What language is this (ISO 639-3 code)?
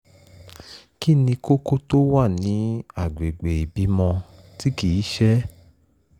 yor